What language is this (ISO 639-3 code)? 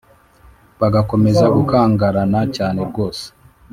kin